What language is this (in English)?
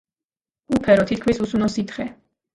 Georgian